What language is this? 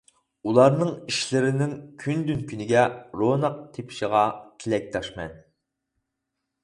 Uyghur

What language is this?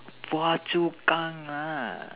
English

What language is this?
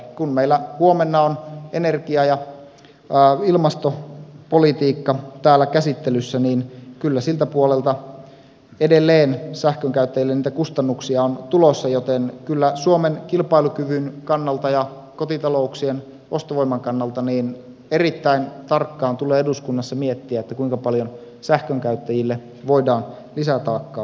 Finnish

